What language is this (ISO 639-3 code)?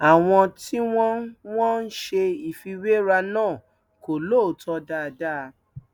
yor